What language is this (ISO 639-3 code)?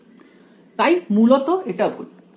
ben